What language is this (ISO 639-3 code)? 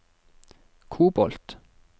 nor